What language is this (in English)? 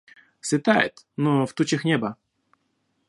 Russian